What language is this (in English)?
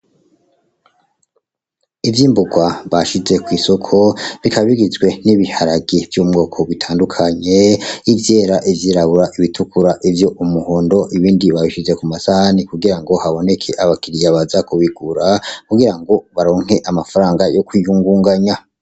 Rundi